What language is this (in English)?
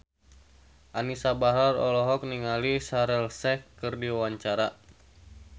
Sundanese